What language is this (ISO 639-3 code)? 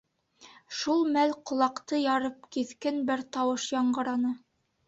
bak